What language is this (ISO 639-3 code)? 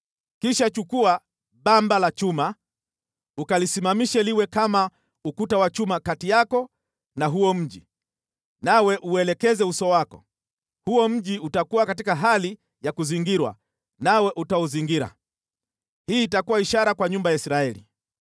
swa